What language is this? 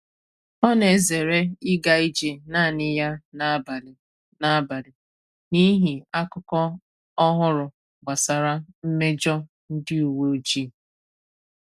Igbo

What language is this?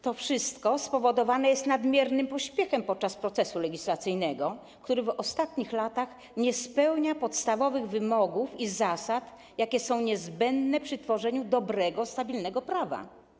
Polish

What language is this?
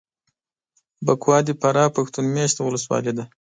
Pashto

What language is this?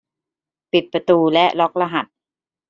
Thai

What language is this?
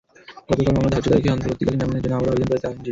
Bangla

